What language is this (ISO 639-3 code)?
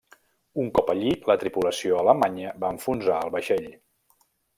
cat